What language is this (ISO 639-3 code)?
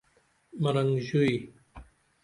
dml